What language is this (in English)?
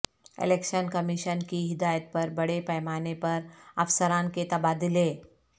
Urdu